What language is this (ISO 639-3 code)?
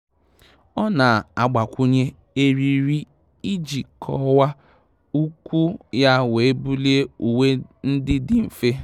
ibo